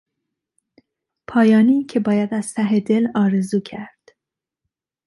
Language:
Persian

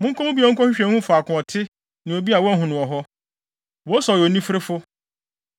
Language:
Akan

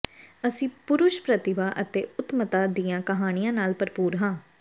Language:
Punjabi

